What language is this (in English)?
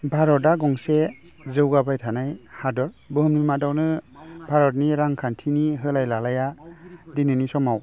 Bodo